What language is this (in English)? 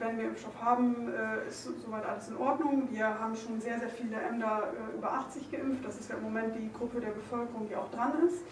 German